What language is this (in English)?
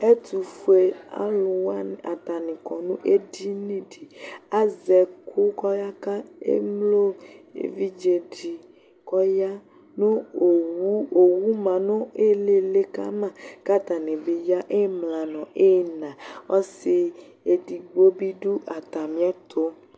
Ikposo